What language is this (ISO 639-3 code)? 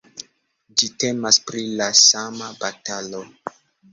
epo